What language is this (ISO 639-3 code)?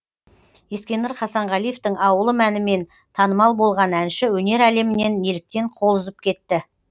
kaz